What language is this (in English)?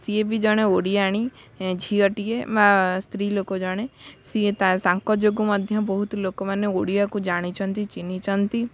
Odia